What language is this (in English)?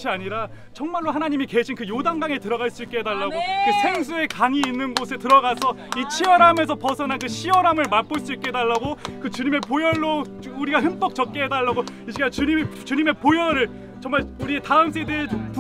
Korean